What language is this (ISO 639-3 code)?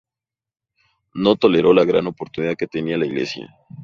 spa